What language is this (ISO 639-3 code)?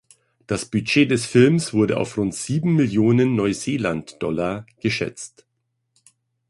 deu